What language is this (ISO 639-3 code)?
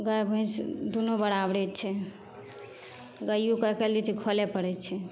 mai